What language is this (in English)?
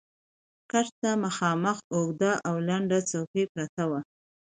Pashto